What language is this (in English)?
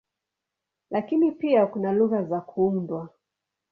Swahili